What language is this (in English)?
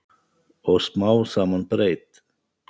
Icelandic